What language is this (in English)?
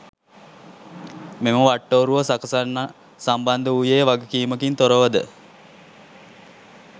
Sinhala